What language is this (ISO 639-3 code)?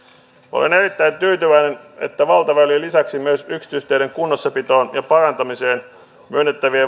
fin